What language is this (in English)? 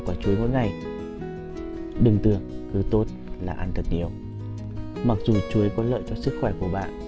Vietnamese